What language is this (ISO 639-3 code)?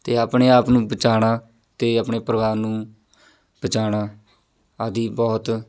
pan